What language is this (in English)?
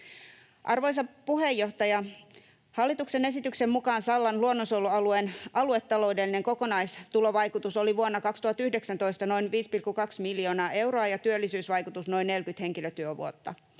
Finnish